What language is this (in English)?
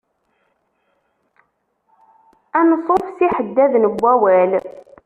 Kabyle